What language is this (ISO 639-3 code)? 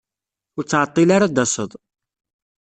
kab